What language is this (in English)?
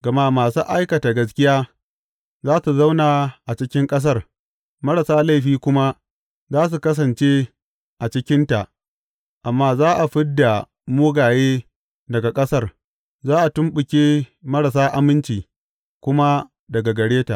Hausa